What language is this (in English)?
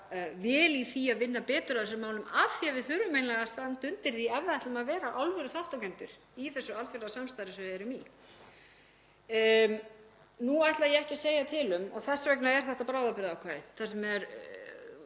Icelandic